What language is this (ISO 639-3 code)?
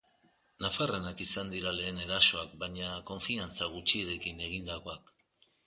eus